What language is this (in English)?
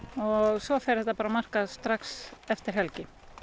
Icelandic